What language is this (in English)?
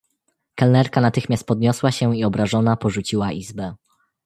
Polish